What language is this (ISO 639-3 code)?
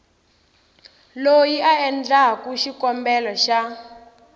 tso